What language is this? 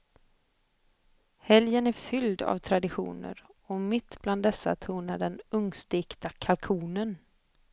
Swedish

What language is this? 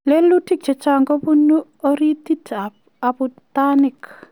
Kalenjin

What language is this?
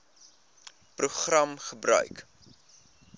Afrikaans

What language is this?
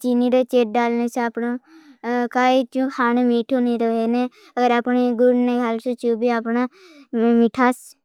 Bhili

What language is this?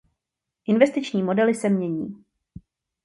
Czech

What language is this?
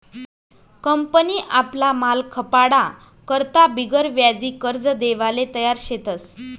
Marathi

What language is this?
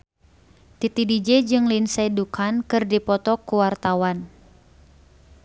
Sundanese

